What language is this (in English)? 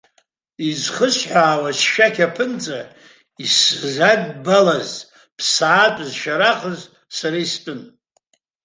Abkhazian